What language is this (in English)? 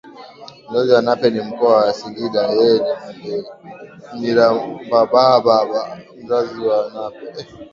Swahili